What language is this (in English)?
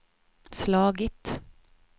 Swedish